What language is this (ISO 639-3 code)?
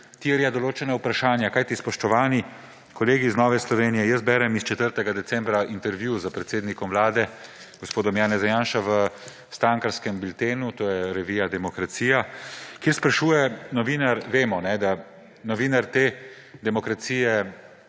slv